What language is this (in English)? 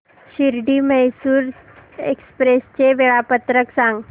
Marathi